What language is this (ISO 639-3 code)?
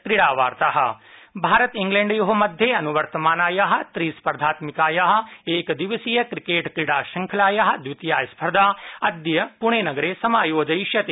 san